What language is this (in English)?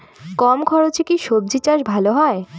Bangla